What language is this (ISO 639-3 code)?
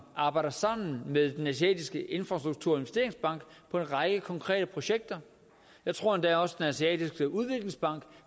dan